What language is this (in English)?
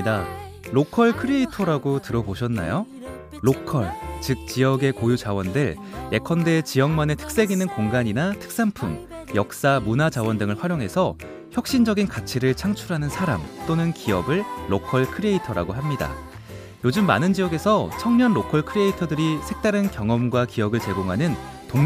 Korean